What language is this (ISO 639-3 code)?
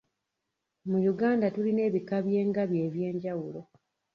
lug